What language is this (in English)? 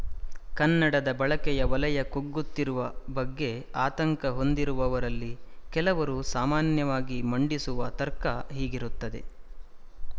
Kannada